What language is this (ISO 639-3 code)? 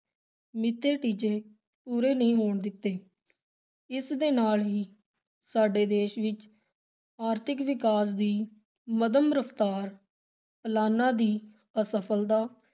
pan